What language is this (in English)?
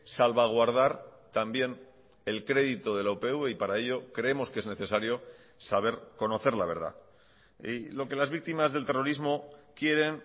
Spanish